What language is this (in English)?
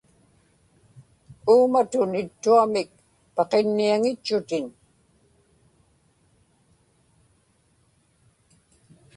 Inupiaq